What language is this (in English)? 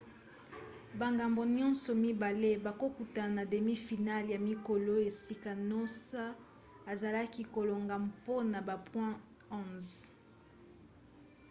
Lingala